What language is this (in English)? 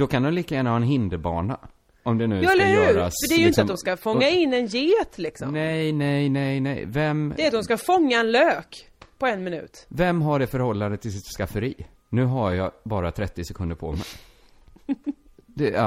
Swedish